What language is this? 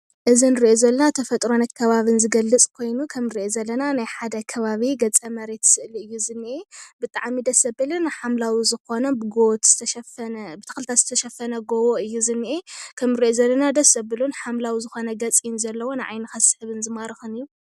Tigrinya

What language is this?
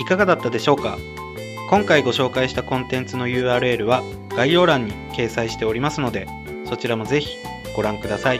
Japanese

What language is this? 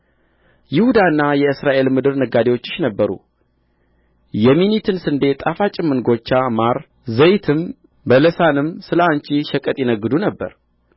Amharic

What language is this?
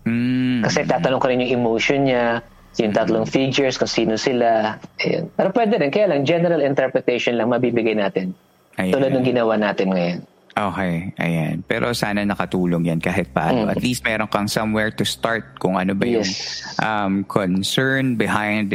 Filipino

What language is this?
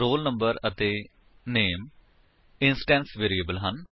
Punjabi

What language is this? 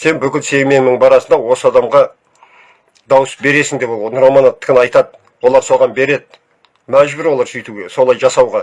Turkish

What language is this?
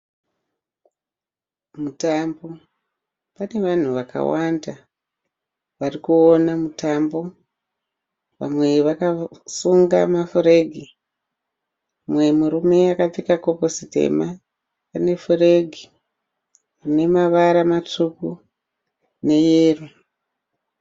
Shona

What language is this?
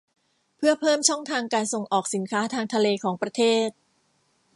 Thai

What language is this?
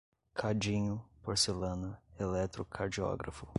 Portuguese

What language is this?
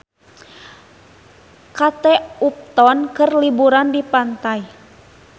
Sundanese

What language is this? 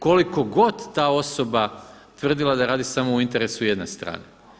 Croatian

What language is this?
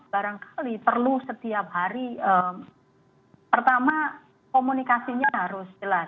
Indonesian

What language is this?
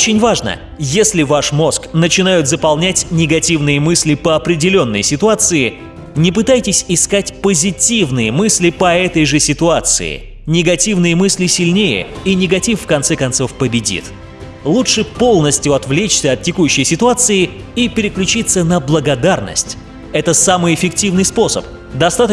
Russian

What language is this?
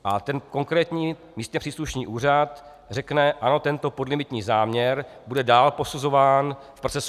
Czech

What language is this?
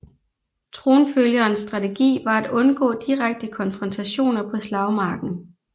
Danish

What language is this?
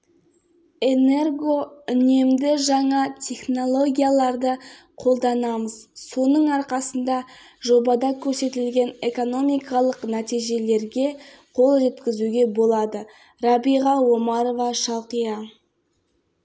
Kazakh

